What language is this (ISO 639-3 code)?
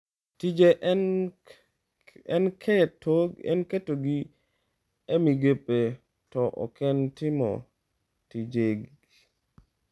luo